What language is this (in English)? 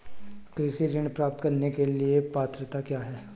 Hindi